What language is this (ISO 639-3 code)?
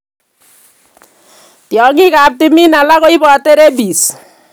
kln